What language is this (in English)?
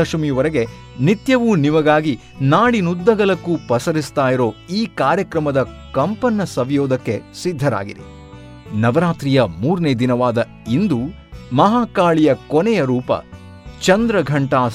Kannada